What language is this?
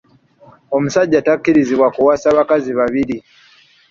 Ganda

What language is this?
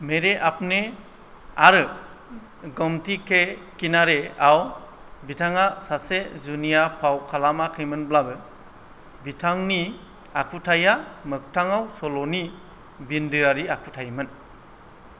Bodo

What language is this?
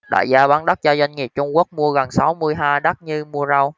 Vietnamese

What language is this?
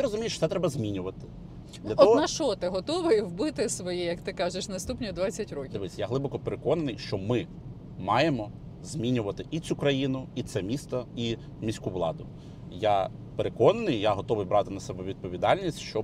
Ukrainian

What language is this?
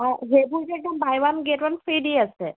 Assamese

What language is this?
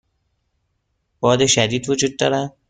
Persian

